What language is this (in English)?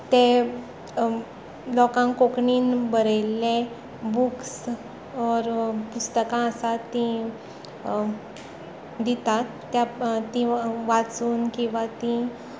Konkani